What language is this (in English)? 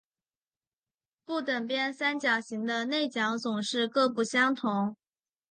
Chinese